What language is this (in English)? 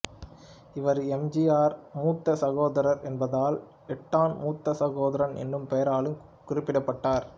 Tamil